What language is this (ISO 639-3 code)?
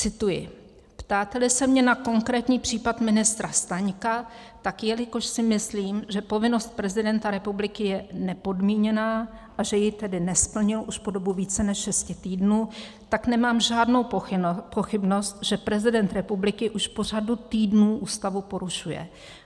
ces